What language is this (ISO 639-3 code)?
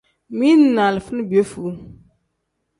kdh